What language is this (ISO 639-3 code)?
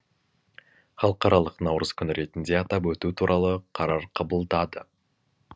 kaz